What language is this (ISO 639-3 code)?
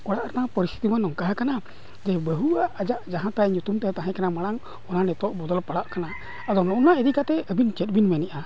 sat